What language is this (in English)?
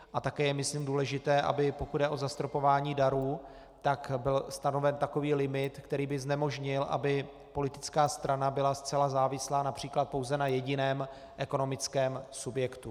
Czech